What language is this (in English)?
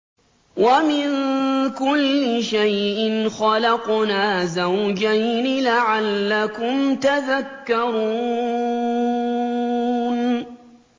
Arabic